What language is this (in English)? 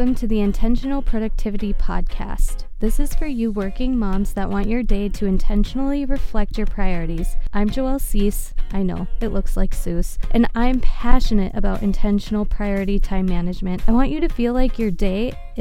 English